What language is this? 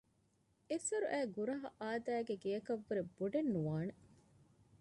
Divehi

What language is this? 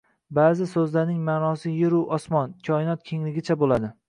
Uzbek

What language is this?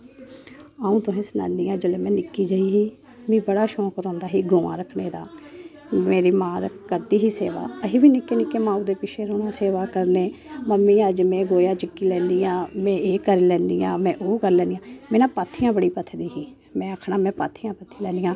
Dogri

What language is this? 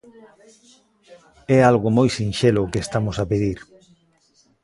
Galician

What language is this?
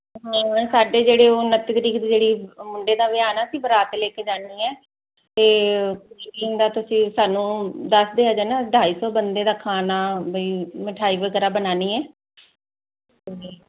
Punjabi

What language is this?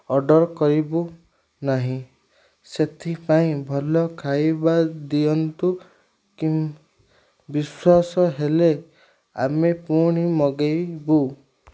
Odia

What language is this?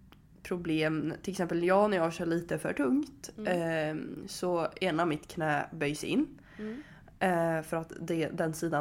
Swedish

